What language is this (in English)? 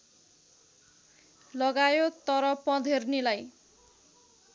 Nepali